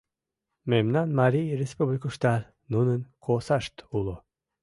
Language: Mari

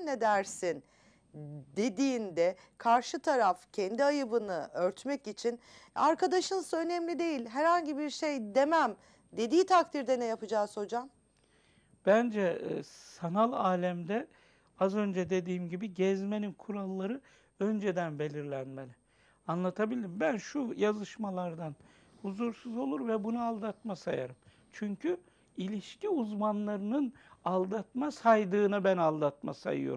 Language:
Turkish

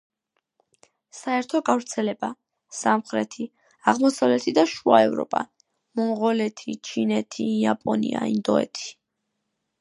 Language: Georgian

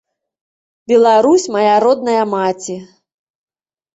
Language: Belarusian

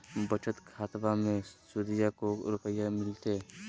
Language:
Magahi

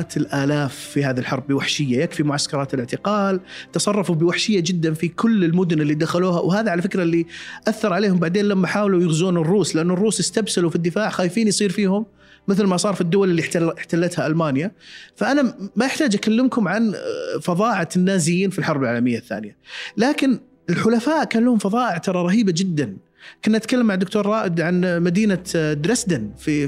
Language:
Arabic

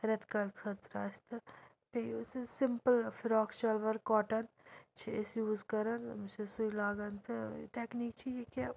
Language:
Kashmiri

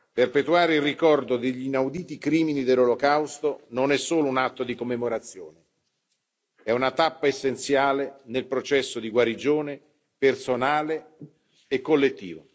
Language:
Italian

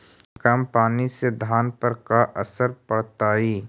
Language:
Magahi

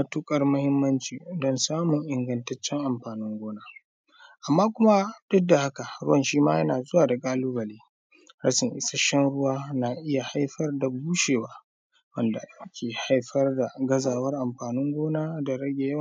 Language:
Hausa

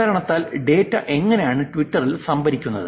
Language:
Malayalam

